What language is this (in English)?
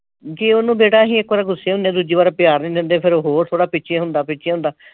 Punjabi